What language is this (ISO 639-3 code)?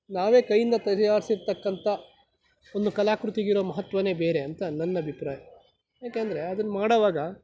kan